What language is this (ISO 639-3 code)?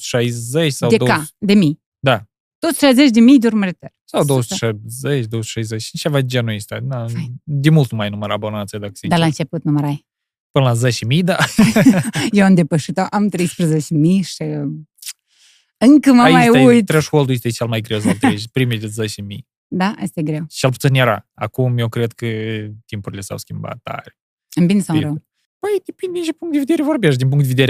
ron